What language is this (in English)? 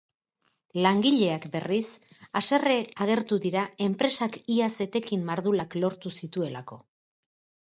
Basque